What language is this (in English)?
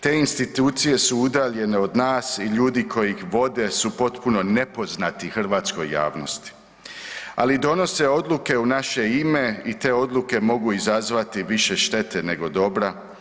Croatian